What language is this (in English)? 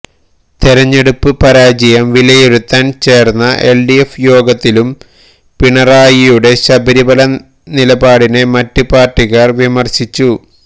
Malayalam